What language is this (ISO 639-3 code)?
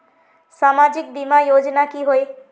mag